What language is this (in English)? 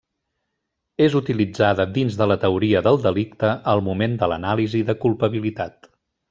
Catalan